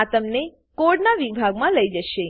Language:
Gujarati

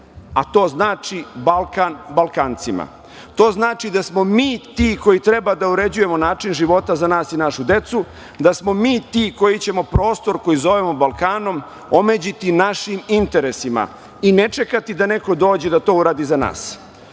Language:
Serbian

